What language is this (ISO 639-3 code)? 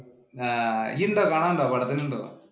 mal